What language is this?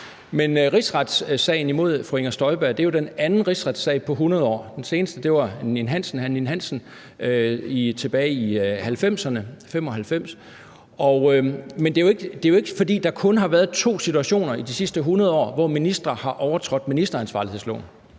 Danish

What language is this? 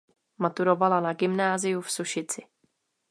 Czech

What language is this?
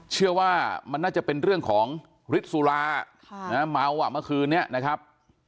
Thai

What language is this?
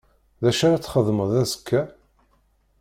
Kabyle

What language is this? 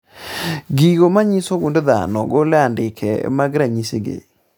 Luo (Kenya and Tanzania)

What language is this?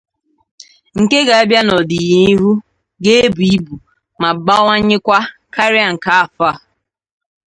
Igbo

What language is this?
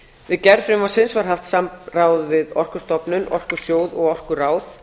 Icelandic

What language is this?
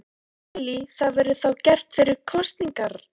Icelandic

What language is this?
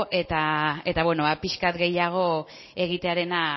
Basque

